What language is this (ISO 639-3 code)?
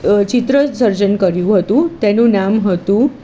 guj